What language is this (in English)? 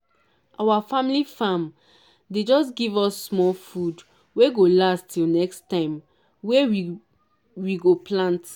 Nigerian Pidgin